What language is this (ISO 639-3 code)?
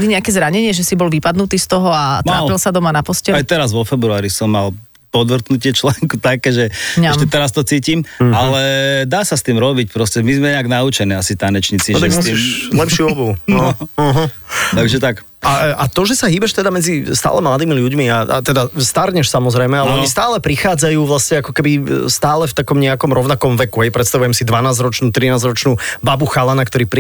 slk